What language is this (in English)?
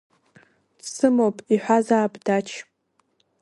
Abkhazian